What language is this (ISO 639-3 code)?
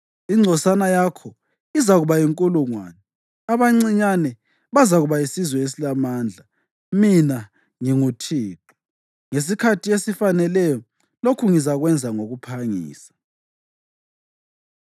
nde